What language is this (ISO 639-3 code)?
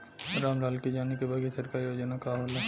bho